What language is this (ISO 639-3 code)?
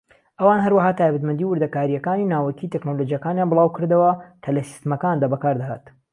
ckb